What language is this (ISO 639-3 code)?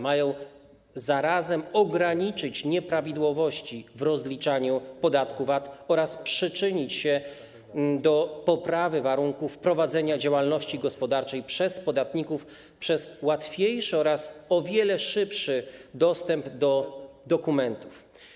pol